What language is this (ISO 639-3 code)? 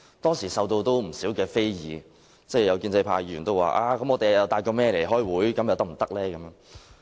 yue